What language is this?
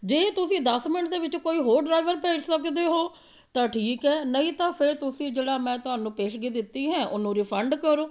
Punjabi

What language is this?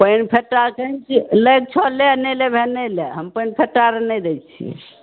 Maithili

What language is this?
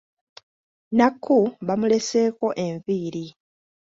Ganda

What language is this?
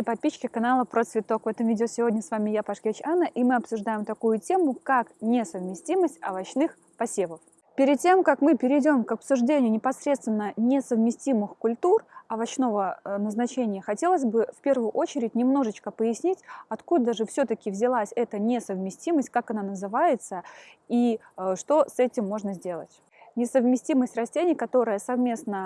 Russian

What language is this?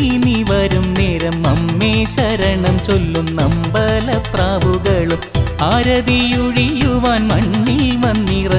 Malayalam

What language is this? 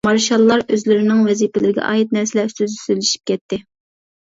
Uyghur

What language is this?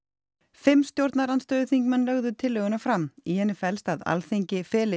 Icelandic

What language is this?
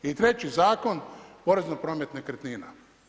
Croatian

